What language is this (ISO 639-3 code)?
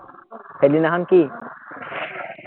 asm